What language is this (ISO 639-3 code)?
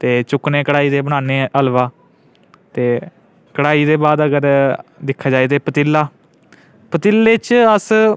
doi